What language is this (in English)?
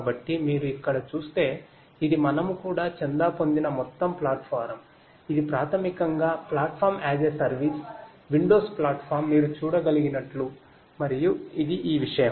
Telugu